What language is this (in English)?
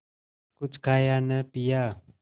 Hindi